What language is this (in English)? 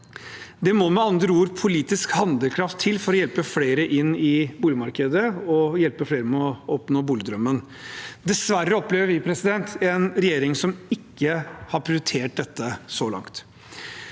Norwegian